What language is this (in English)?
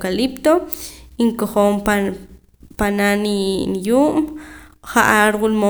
Poqomam